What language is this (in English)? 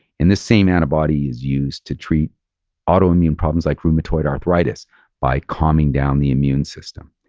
English